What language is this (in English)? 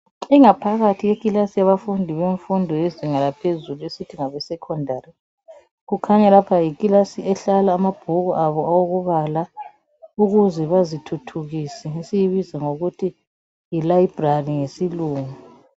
North Ndebele